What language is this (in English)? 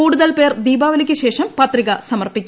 Malayalam